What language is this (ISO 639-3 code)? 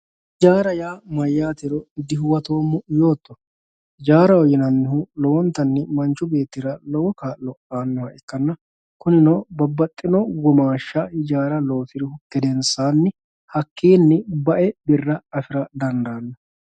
sid